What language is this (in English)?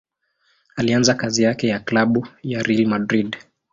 Swahili